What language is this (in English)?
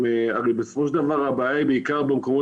Hebrew